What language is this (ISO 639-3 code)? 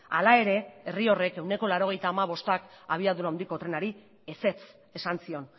eus